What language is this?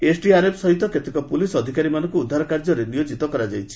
Odia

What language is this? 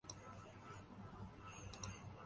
Urdu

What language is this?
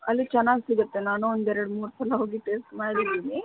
Kannada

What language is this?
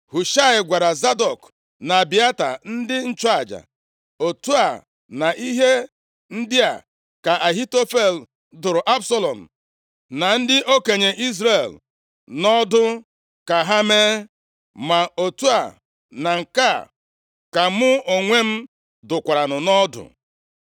Igbo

